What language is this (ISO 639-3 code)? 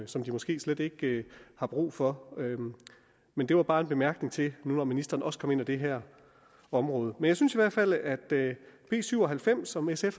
dan